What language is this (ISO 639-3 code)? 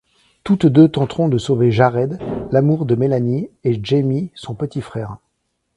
fra